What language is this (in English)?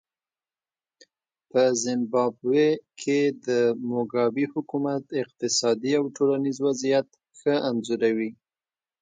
Pashto